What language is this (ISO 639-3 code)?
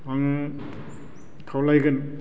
brx